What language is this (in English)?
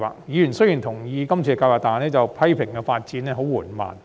Cantonese